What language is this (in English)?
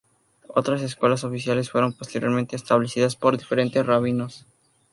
Spanish